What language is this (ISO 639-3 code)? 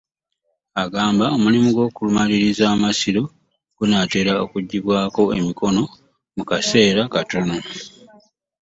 lug